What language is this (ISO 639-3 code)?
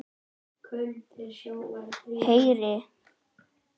isl